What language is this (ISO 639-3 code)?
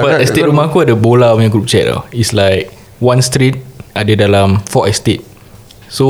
msa